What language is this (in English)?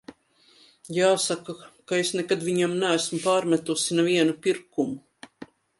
Latvian